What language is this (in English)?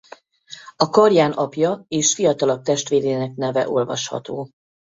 Hungarian